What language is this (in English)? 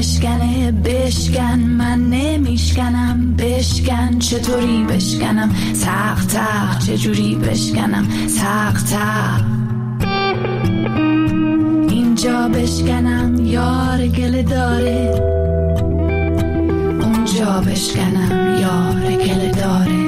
Persian